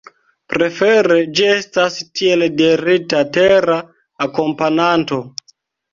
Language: Esperanto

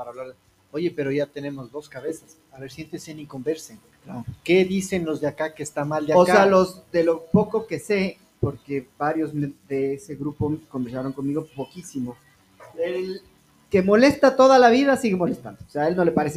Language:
Spanish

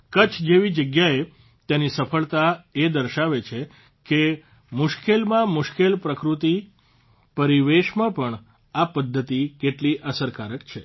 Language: Gujarati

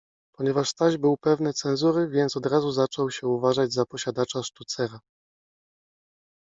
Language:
Polish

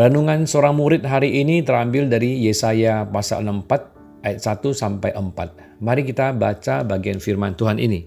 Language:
Indonesian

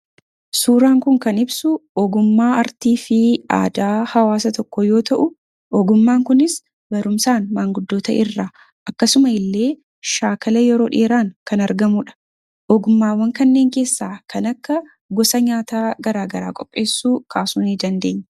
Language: Oromo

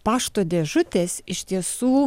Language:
Lithuanian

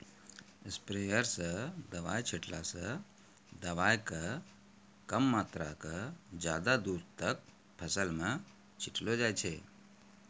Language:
Maithili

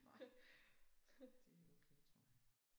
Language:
Danish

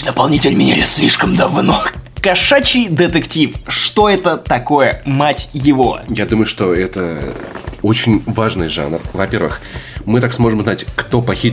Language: Russian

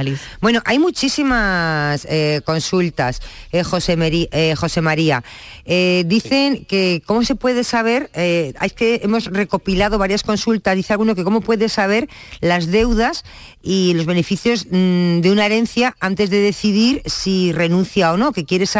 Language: Spanish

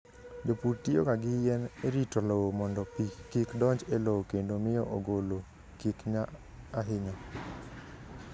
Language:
Luo (Kenya and Tanzania)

